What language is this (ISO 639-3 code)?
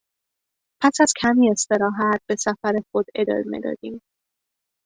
fas